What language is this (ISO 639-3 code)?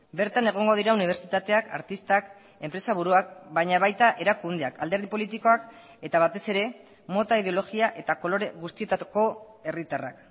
eus